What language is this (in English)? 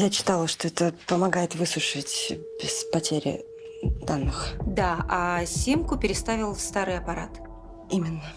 Russian